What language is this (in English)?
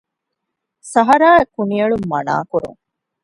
Divehi